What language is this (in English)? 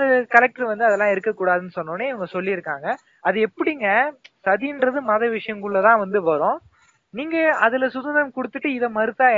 Tamil